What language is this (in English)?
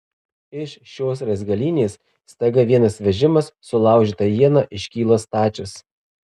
Lithuanian